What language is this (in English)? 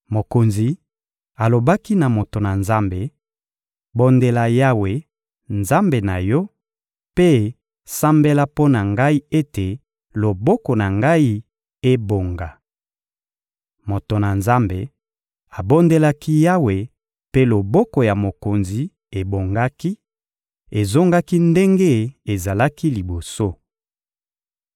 Lingala